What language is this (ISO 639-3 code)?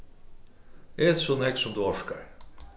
fao